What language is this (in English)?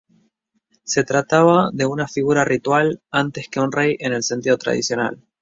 Spanish